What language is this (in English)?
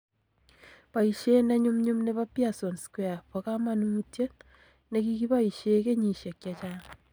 Kalenjin